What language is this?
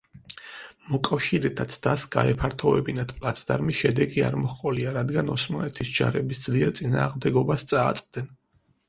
Georgian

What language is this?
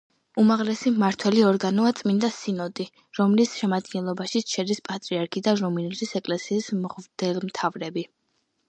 Georgian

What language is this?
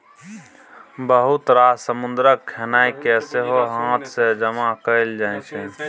Maithili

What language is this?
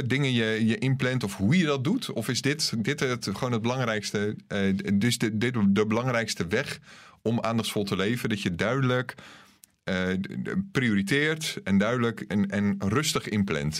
Dutch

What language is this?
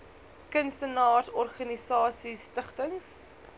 Afrikaans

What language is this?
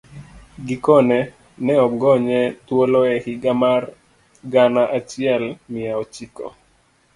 Luo (Kenya and Tanzania)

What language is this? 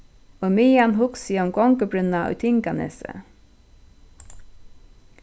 Faroese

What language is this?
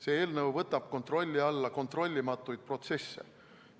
Estonian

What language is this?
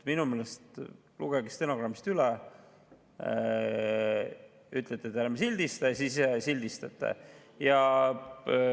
Estonian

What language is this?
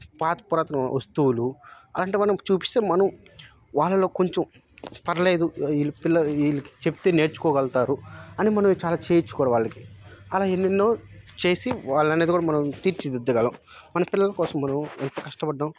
Telugu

